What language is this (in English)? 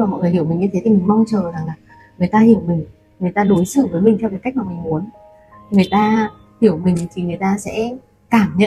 Vietnamese